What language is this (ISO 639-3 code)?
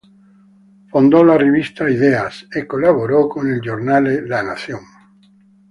ita